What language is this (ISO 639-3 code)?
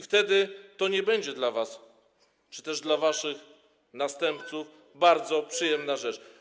pol